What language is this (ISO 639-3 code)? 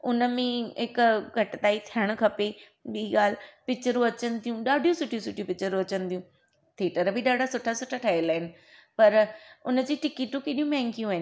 snd